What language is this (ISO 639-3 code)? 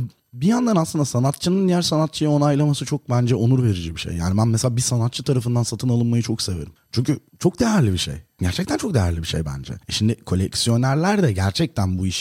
tur